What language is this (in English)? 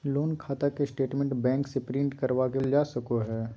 Magahi